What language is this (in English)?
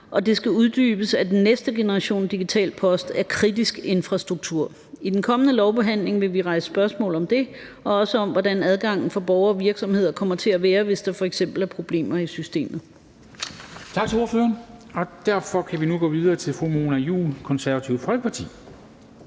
Danish